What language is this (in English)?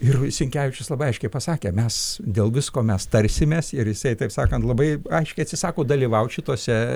Lithuanian